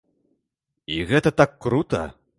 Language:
Belarusian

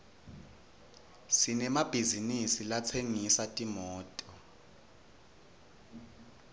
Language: Swati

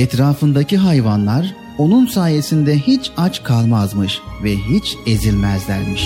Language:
Turkish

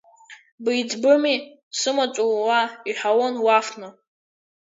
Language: Abkhazian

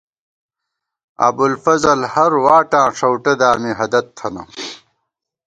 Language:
Gawar-Bati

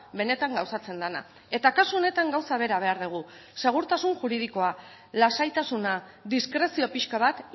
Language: Basque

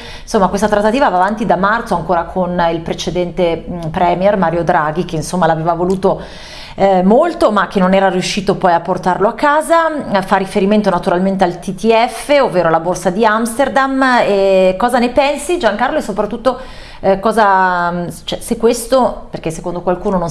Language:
Italian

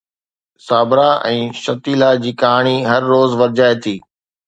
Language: Sindhi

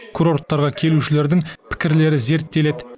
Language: Kazakh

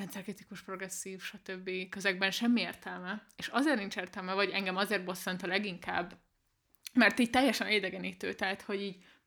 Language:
Hungarian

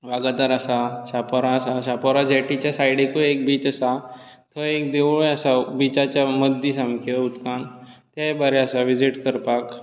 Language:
Konkani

